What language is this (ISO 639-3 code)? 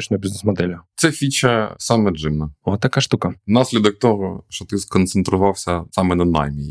ukr